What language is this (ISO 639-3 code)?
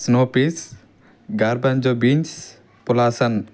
tel